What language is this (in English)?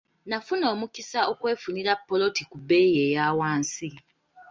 Ganda